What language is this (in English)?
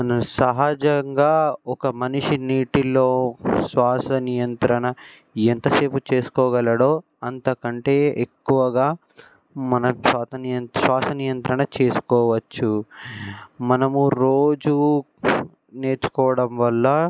Telugu